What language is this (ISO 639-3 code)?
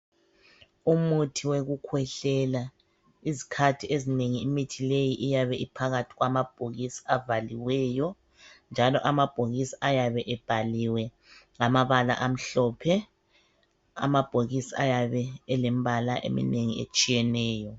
nde